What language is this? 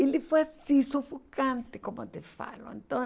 Portuguese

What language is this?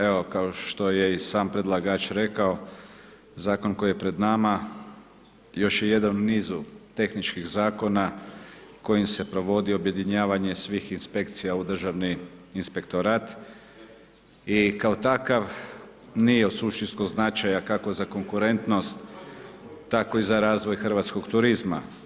Croatian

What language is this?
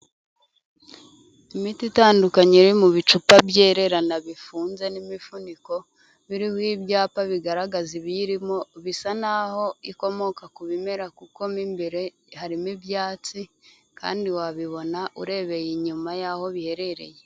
Kinyarwanda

